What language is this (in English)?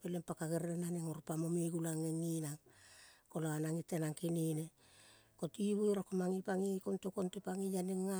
Kol (Papua New Guinea)